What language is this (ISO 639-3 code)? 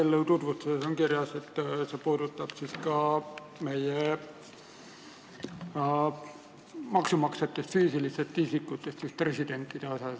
est